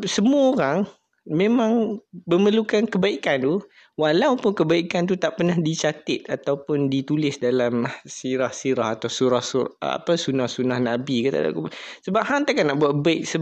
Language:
Malay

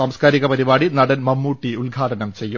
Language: Malayalam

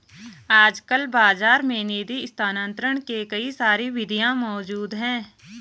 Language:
Hindi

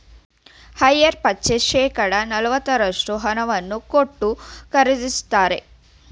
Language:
Kannada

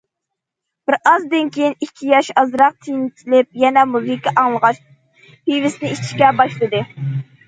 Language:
Uyghur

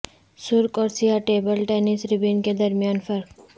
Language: Urdu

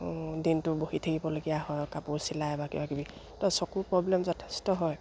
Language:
Assamese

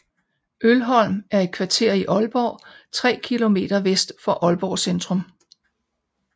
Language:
Danish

